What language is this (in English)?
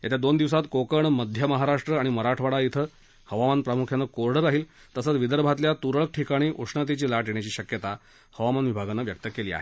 Marathi